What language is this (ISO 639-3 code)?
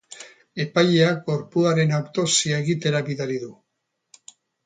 eus